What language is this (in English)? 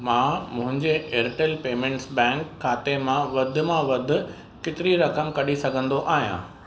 Sindhi